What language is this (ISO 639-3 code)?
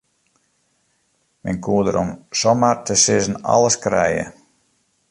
fry